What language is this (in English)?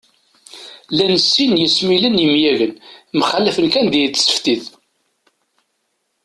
Kabyle